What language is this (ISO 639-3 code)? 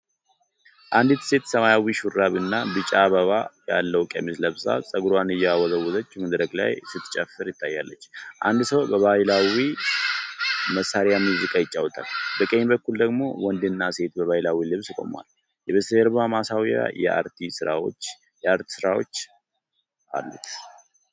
amh